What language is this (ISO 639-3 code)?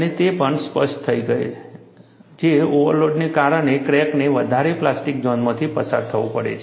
guj